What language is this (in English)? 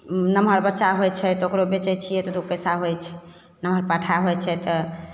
Maithili